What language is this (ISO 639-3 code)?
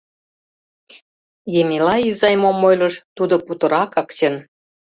chm